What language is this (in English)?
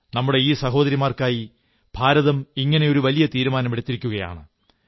Malayalam